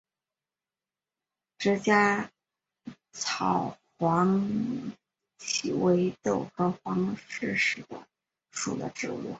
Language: Chinese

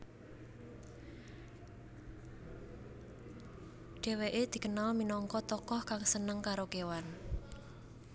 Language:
Javanese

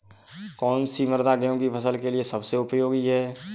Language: Hindi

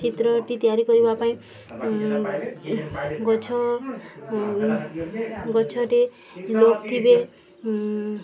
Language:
Odia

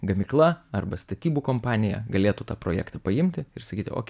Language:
Lithuanian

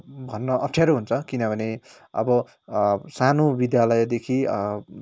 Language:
Nepali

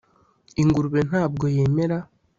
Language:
Kinyarwanda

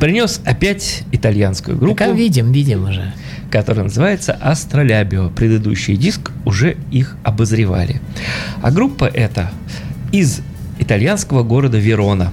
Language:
Russian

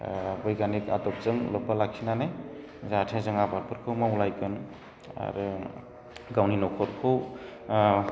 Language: Bodo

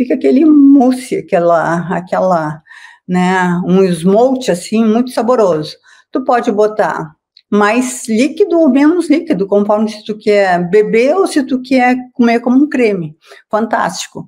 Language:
Portuguese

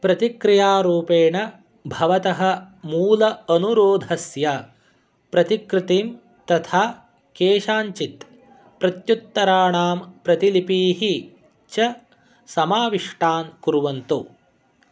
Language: Sanskrit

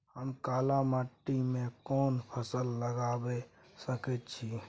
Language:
Maithili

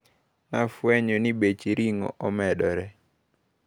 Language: Luo (Kenya and Tanzania)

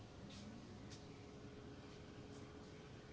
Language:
Thai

